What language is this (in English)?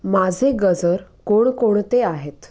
Marathi